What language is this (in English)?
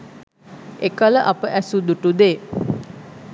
Sinhala